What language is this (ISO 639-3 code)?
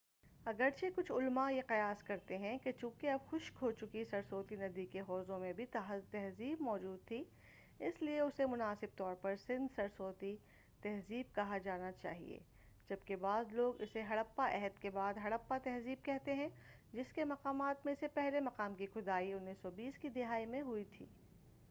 urd